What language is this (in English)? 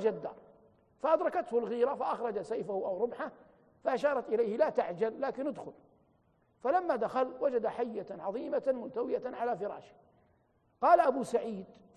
Arabic